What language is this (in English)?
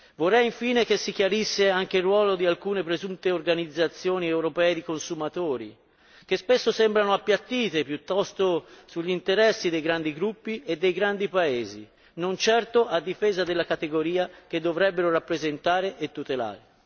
Italian